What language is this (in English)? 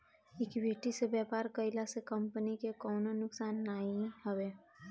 Bhojpuri